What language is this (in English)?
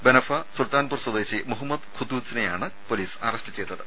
Malayalam